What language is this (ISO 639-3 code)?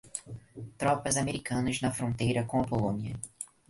por